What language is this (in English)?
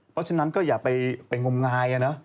Thai